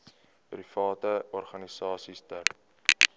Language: Afrikaans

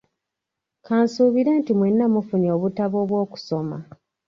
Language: Ganda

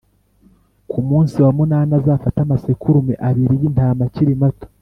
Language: Kinyarwanda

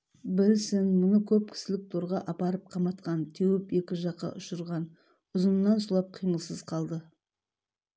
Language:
Kazakh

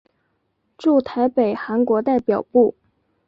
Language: Chinese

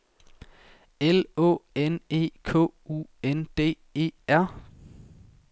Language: Danish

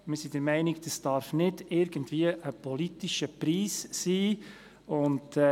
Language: Swiss German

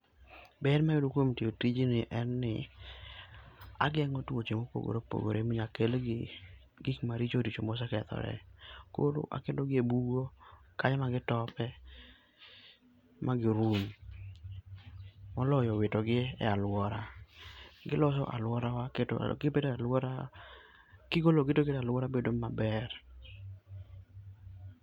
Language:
Luo (Kenya and Tanzania)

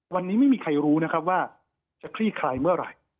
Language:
Thai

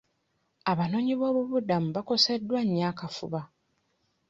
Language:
Ganda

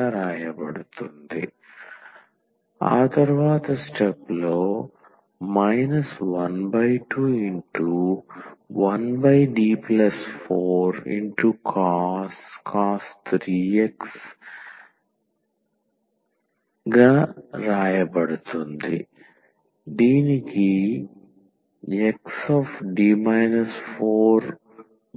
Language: Telugu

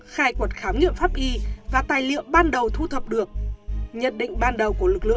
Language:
Vietnamese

